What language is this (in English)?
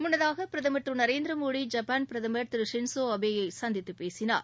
Tamil